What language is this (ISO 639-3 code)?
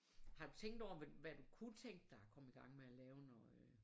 dan